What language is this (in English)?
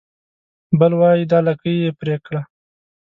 Pashto